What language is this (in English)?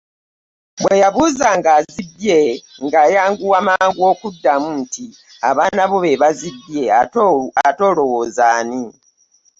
Ganda